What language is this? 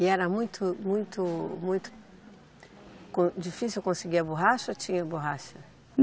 Portuguese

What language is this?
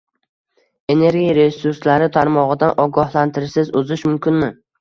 Uzbek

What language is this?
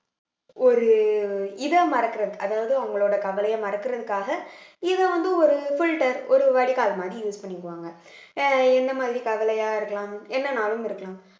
Tamil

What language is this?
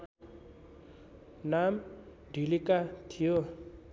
Nepali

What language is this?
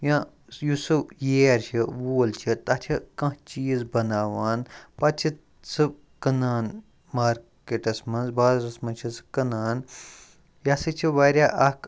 Kashmiri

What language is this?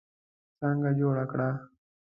Pashto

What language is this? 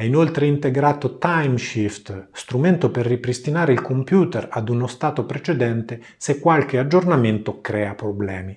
Italian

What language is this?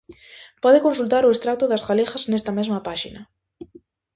Galician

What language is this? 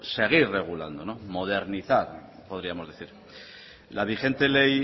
Spanish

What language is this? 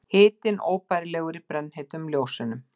Icelandic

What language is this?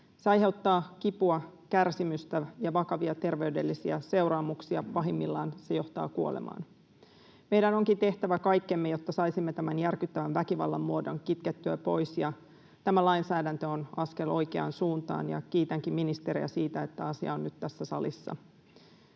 Finnish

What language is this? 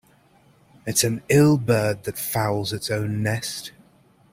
English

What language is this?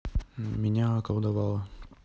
Russian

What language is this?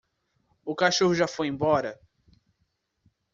Portuguese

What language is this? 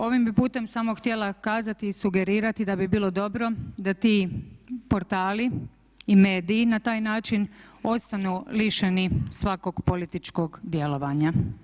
Croatian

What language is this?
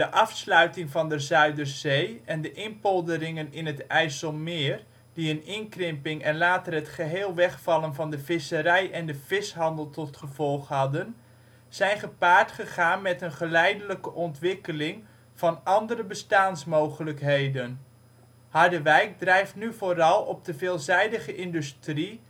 Dutch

